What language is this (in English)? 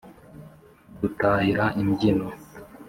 Kinyarwanda